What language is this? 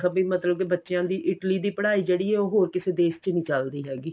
Punjabi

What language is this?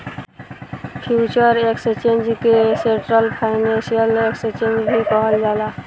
Bhojpuri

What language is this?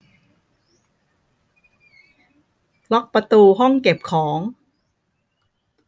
Thai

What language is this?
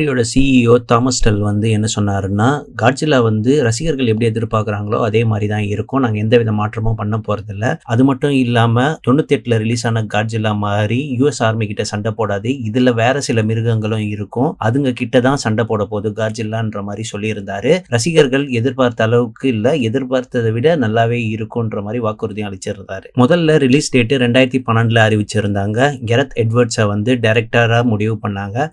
Tamil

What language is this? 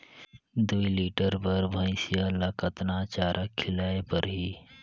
Chhattisgarhi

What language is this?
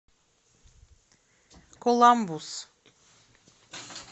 Russian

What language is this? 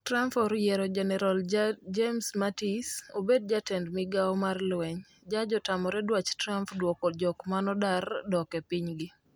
Luo (Kenya and Tanzania)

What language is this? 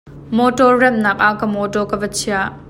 Hakha Chin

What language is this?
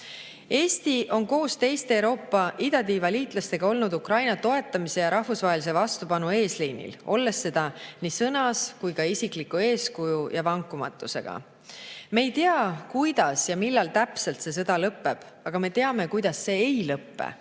Estonian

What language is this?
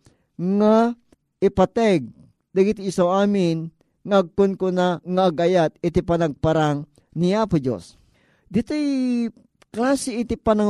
Filipino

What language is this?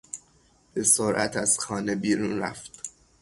Persian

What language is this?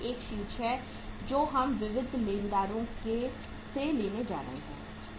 Hindi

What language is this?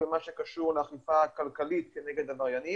Hebrew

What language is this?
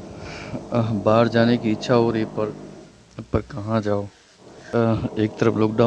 Hindi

